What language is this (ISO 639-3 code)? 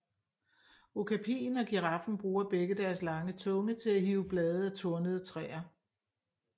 dan